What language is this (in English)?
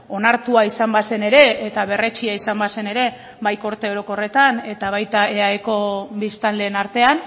Basque